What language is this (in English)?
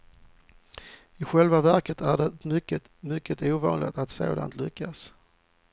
Swedish